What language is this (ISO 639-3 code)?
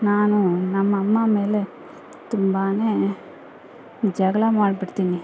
kan